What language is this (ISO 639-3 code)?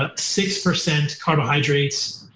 eng